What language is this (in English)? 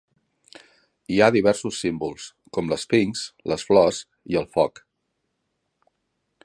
Catalan